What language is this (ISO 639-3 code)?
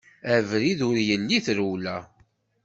kab